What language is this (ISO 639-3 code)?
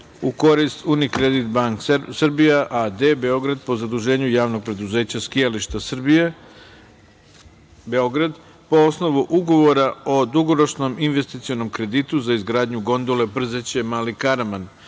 srp